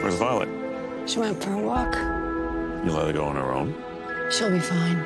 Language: English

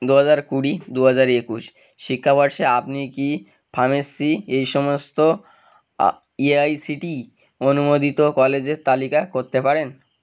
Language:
Bangla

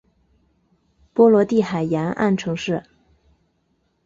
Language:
Chinese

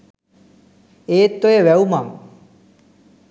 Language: Sinhala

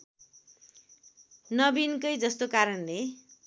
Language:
Nepali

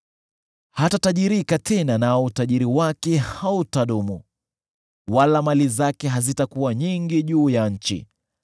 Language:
Swahili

